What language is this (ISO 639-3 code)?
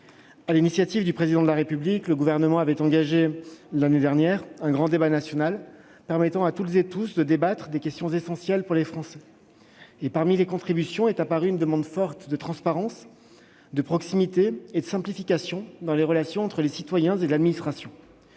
fra